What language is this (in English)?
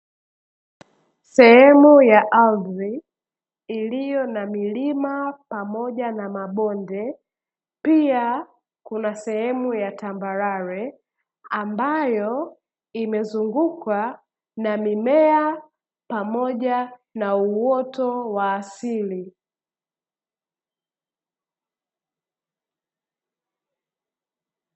Swahili